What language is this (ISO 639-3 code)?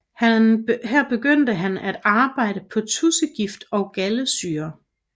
dan